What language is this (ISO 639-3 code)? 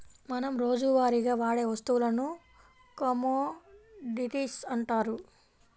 tel